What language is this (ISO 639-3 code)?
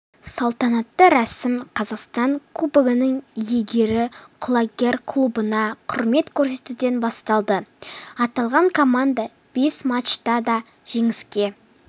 kaz